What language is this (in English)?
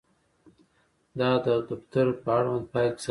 Pashto